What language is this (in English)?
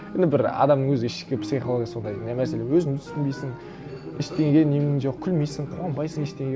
Kazakh